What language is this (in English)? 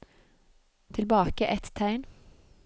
Norwegian